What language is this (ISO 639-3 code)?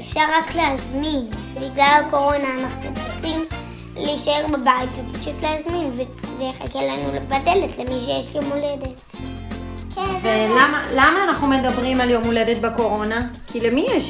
heb